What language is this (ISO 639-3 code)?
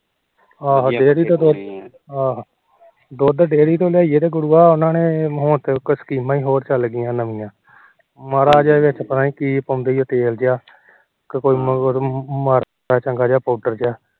pan